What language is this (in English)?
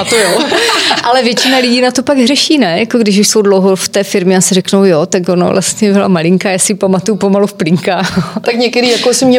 Czech